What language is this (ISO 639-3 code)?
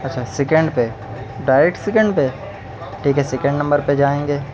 urd